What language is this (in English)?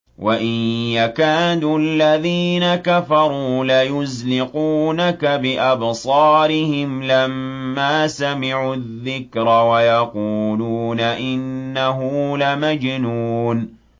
Arabic